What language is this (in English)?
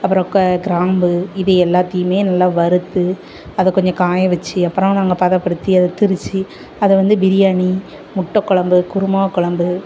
Tamil